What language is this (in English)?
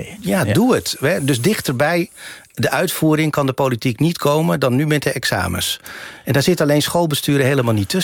Dutch